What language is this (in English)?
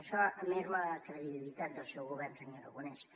Catalan